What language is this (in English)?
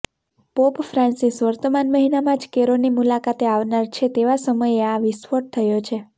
Gujarati